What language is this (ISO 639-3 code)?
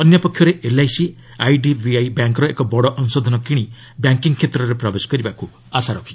ori